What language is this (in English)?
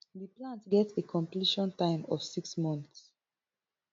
Nigerian Pidgin